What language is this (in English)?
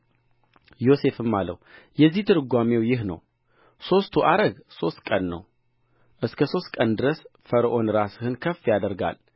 Amharic